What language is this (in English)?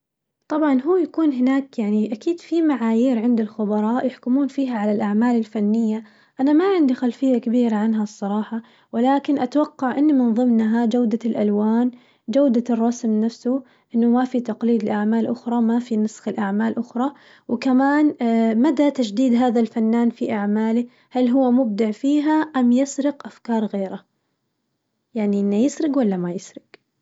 Najdi Arabic